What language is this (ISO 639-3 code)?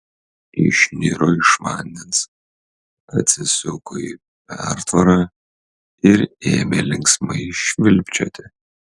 lit